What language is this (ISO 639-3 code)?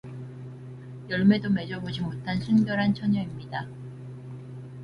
kor